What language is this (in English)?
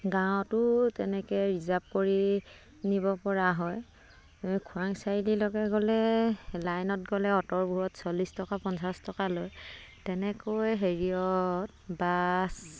Assamese